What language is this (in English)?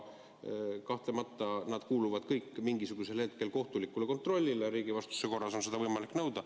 Estonian